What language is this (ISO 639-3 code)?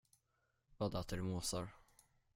swe